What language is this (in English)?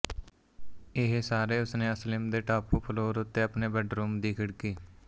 Punjabi